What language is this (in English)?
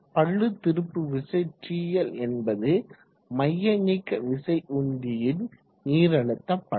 Tamil